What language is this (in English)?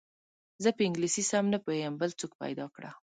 Pashto